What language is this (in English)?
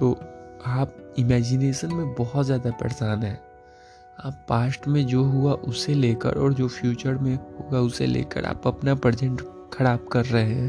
Hindi